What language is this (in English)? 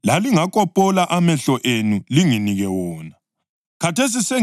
North Ndebele